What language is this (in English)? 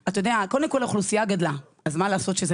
Hebrew